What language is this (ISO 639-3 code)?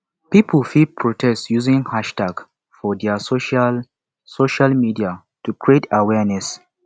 pcm